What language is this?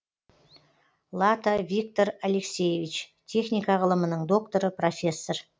Kazakh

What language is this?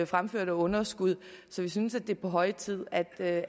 Danish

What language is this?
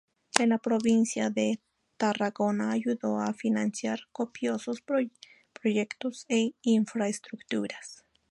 Spanish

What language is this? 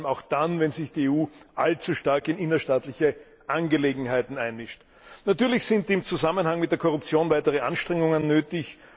German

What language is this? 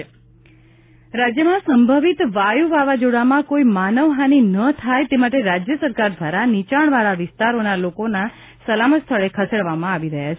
Gujarati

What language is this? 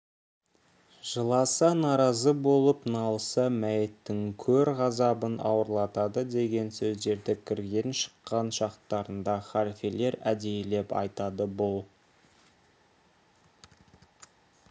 Kazakh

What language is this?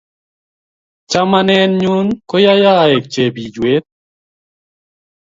Kalenjin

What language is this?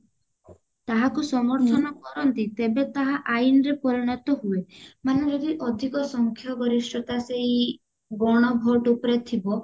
Odia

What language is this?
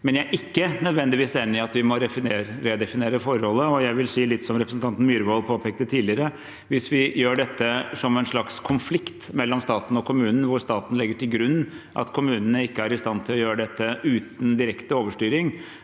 Norwegian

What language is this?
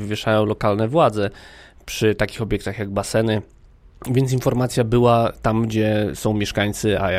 Polish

